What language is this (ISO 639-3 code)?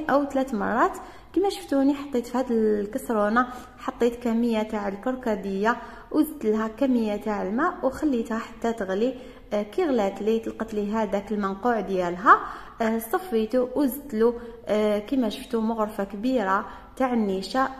ara